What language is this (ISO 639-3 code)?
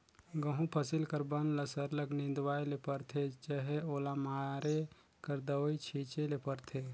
hne